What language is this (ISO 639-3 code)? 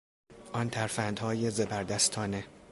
fas